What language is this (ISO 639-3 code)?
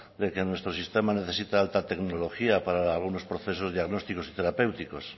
spa